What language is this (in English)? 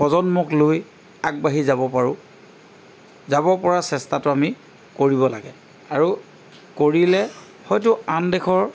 Assamese